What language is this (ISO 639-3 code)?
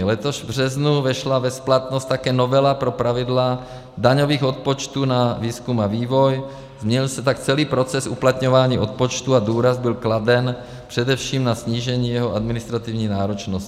ces